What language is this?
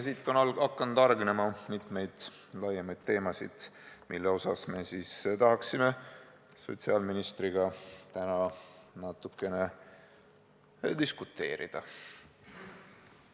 Estonian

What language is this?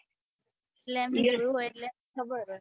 Gujarati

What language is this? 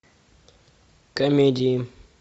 Russian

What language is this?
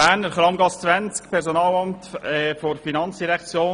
Swiss German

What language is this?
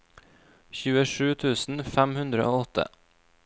Norwegian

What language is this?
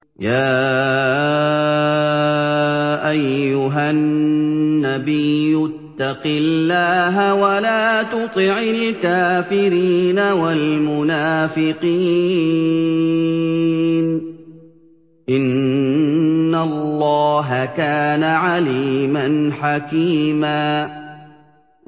Arabic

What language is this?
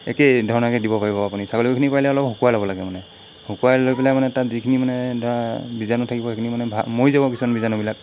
Assamese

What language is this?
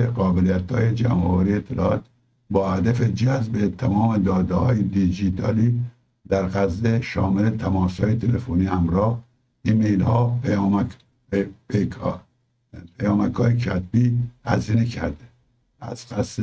Persian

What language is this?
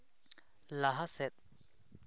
Santali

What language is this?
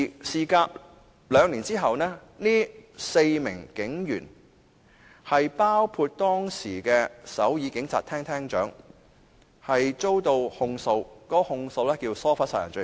Cantonese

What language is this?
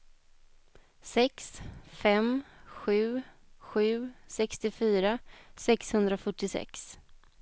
Swedish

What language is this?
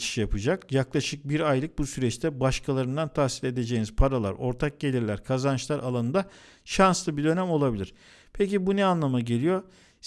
Turkish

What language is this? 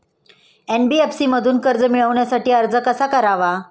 Marathi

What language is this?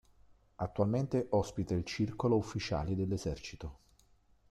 Italian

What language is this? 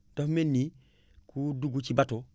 Wolof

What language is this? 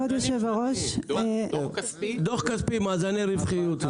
Hebrew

